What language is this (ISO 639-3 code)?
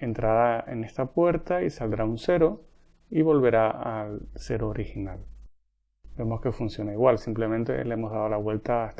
spa